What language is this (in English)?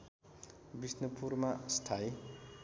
Nepali